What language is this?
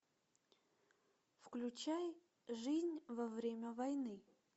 Russian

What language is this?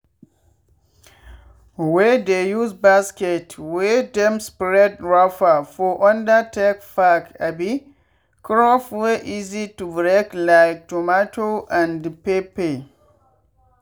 Nigerian Pidgin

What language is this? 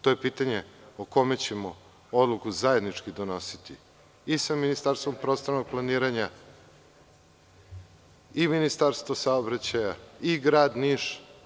Serbian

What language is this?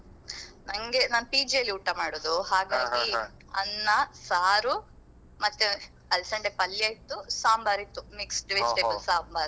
Kannada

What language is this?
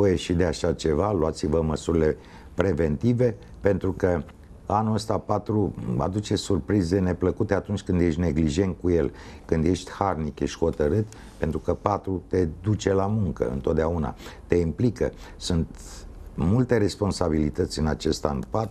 Romanian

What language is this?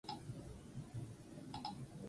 Basque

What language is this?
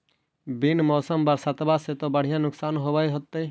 Magahi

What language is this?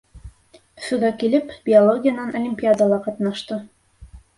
Bashkir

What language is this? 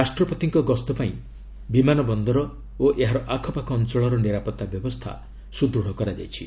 Odia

